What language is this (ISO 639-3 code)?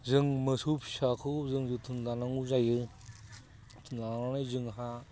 brx